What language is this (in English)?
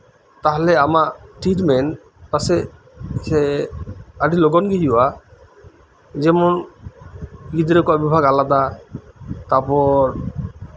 Santali